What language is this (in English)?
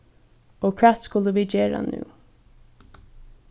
Faroese